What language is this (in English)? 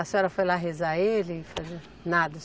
Portuguese